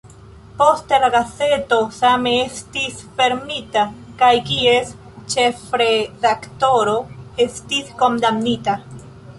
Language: Esperanto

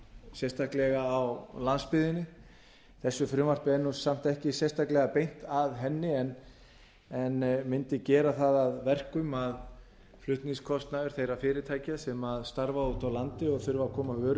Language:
Icelandic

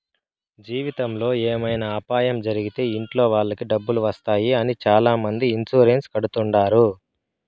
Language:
Telugu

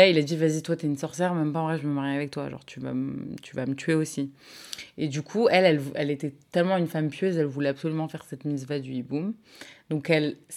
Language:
French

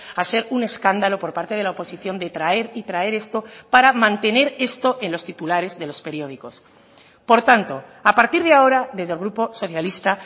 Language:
Spanish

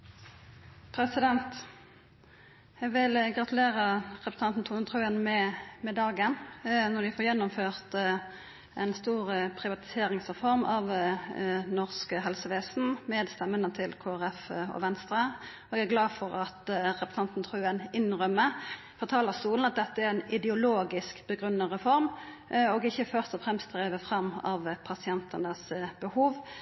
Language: Norwegian Nynorsk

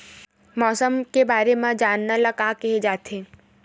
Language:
Chhattisgarhi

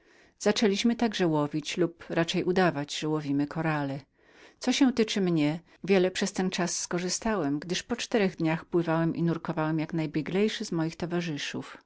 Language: Polish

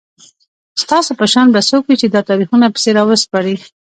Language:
Pashto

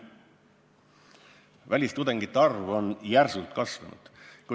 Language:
Estonian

